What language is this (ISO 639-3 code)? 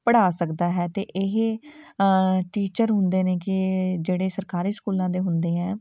pan